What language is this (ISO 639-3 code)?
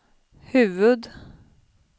swe